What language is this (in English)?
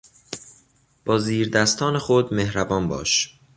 Persian